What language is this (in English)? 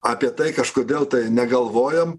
Lithuanian